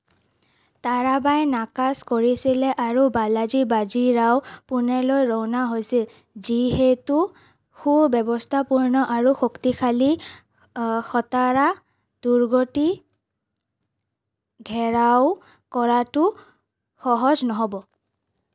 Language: Assamese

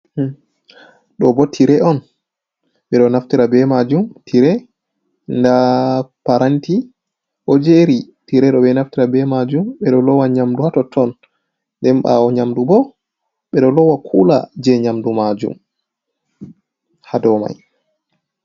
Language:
Fula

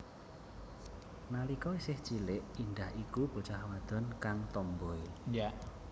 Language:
Javanese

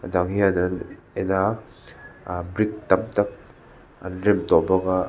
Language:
Mizo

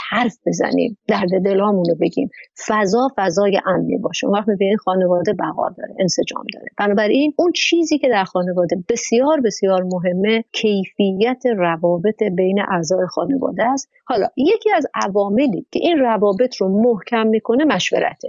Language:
Persian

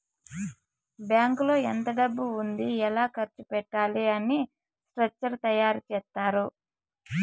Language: Telugu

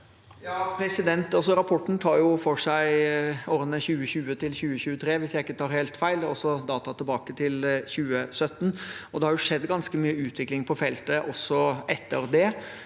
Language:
Norwegian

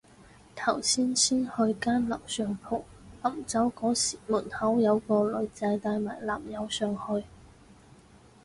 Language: Cantonese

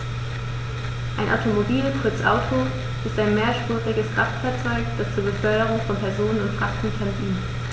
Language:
German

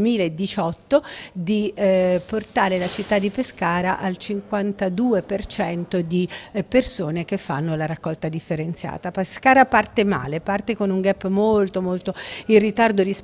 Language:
Italian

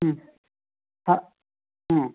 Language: Marathi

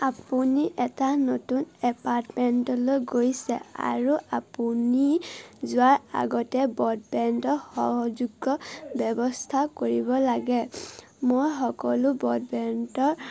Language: Assamese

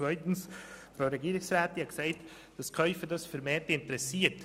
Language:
Swiss German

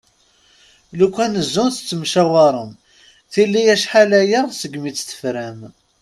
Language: Kabyle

